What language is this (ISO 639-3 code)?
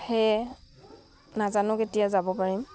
asm